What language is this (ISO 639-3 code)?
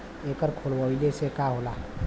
bho